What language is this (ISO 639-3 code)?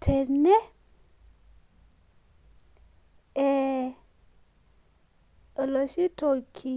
mas